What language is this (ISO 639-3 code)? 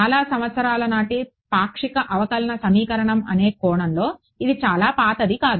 tel